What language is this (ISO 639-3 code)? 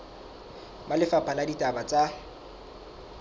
sot